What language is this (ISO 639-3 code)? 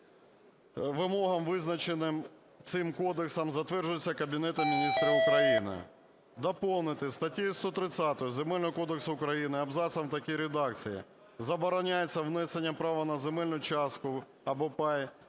ukr